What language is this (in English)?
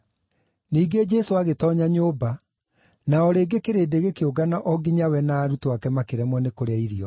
Kikuyu